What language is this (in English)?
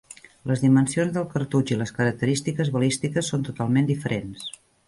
Catalan